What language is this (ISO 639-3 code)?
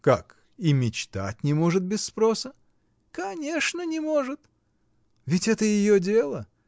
rus